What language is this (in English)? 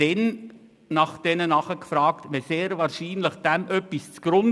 Swiss German